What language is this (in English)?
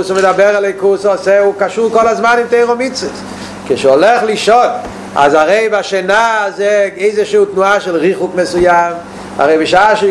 Hebrew